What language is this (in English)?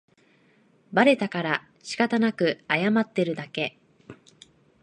Japanese